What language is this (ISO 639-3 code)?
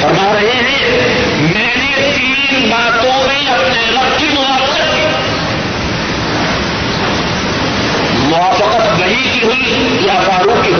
urd